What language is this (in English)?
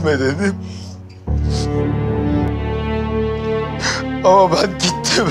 Turkish